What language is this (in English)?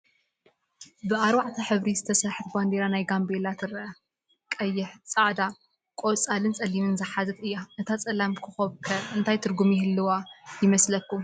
Tigrinya